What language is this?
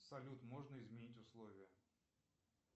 Russian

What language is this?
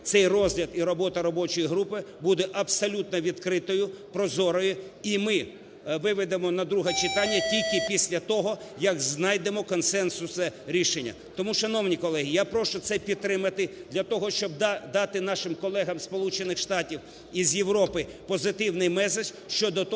Ukrainian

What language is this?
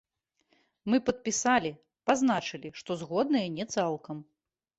Belarusian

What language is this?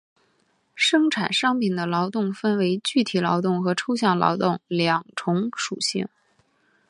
Chinese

